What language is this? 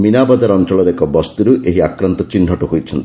Odia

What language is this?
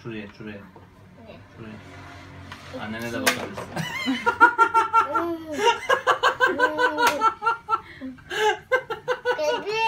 Turkish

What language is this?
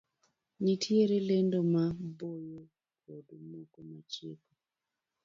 Luo (Kenya and Tanzania)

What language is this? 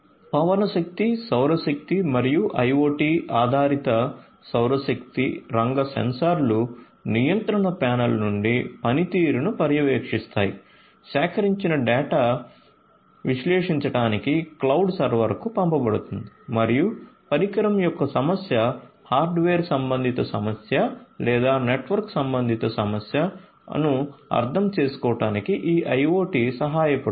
Telugu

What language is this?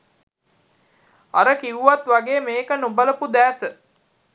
Sinhala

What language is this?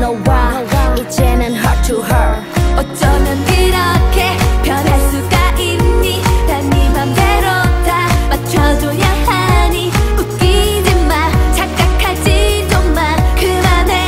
Korean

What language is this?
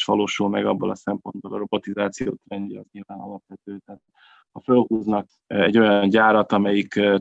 Hungarian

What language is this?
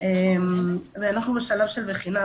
Hebrew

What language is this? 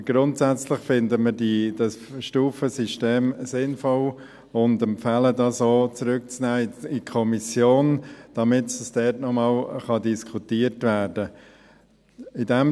Swiss German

